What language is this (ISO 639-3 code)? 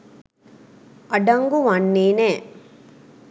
sin